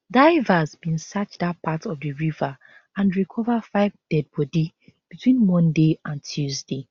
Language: Nigerian Pidgin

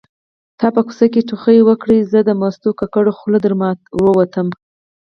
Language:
Pashto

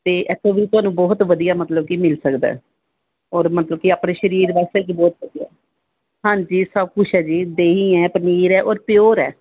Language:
Punjabi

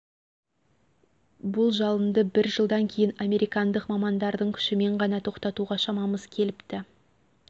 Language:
Kazakh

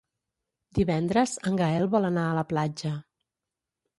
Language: Catalan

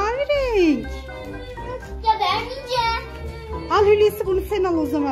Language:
Turkish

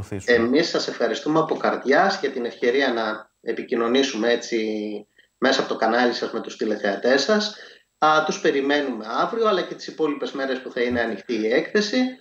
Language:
Greek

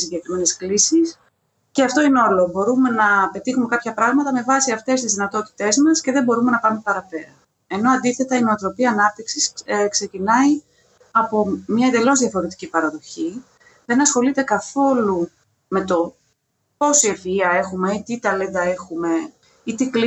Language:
Greek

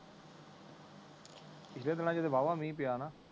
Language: Punjabi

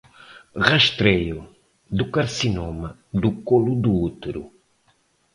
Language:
Portuguese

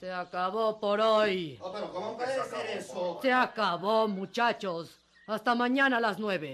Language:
Spanish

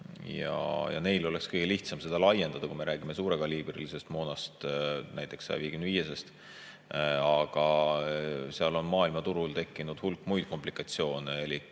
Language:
Estonian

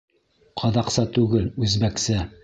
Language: Bashkir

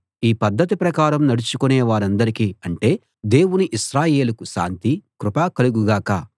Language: Telugu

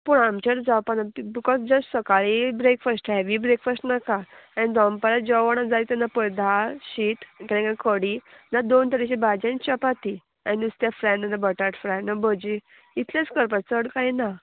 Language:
Konkani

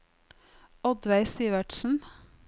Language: Norwegian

